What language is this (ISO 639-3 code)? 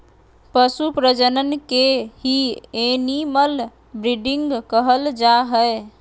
mag